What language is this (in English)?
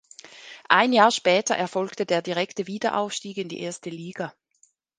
German